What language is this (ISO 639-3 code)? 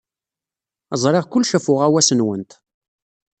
kab